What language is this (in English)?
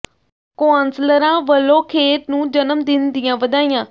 Punjabi